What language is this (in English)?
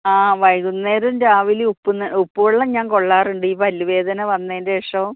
Malayalam